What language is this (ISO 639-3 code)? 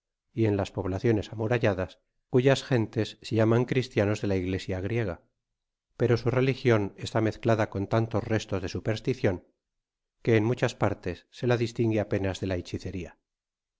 spa